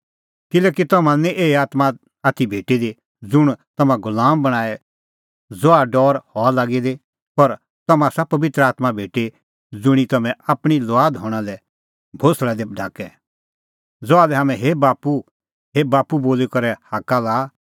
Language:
Kullu Pahari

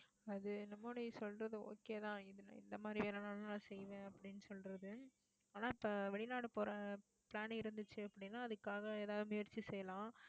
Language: Tamil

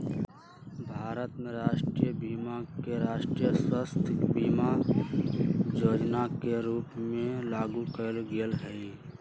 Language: Magahi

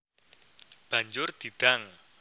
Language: Javanese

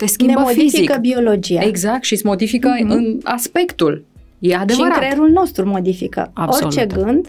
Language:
Romanian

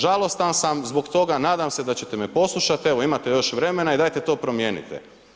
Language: Croatian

